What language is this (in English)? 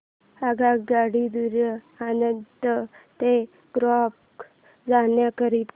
Marathi